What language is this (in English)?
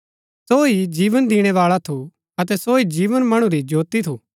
Gaddi